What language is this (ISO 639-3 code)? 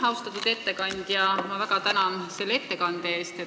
est